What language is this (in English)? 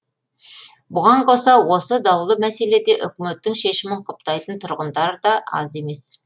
Kazakh